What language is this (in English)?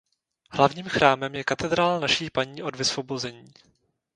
Czech